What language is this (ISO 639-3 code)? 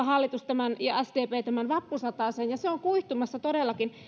fin